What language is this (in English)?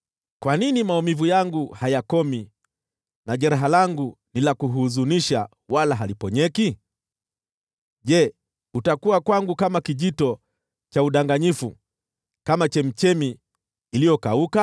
Swahili